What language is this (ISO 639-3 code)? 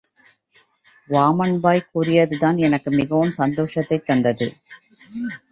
tam